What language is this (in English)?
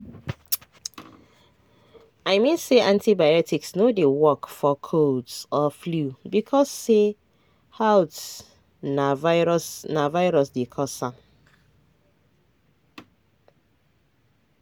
Nigerian Pidgin